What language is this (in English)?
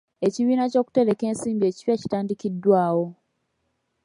Ganda